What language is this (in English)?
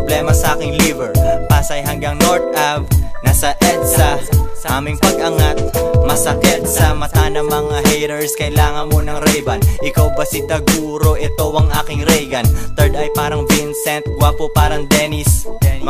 Filipino